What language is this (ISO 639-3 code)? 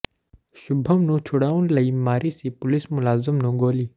pan